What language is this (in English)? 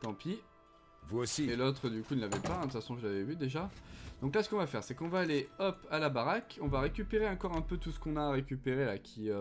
French